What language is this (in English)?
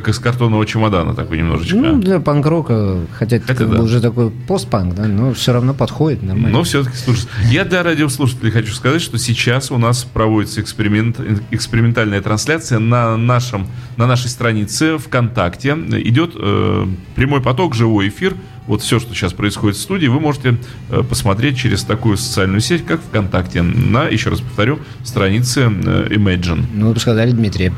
Russian